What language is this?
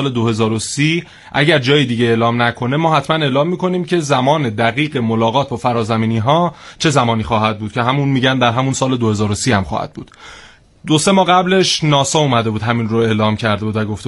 Persian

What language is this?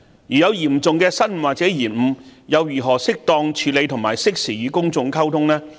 Cantonese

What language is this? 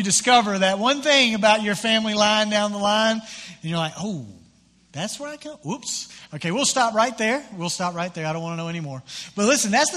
English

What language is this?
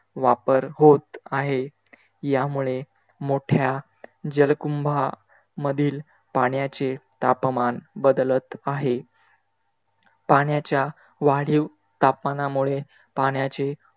Marathi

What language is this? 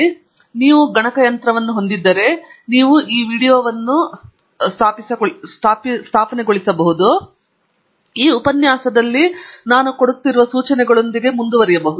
Kannada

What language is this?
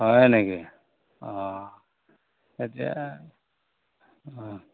Assamese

